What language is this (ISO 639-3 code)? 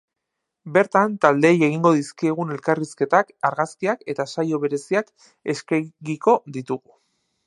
eus